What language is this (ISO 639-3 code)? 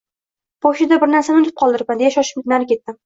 uzb